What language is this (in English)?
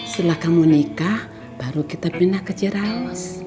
Indonesian